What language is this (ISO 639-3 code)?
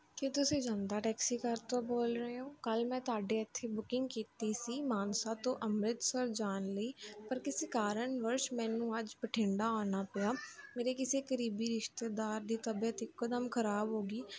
pan